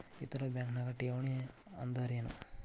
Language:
Kannada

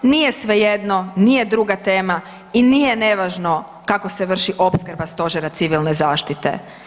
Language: Croatian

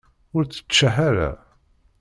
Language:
Kabyle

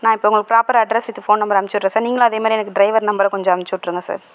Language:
Tamil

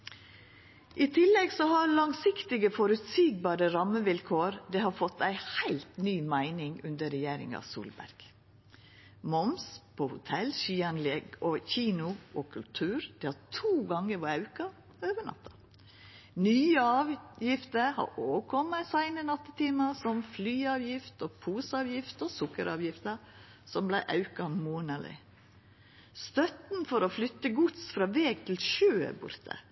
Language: Norwegian Nynorsk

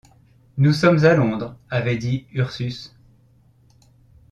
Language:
French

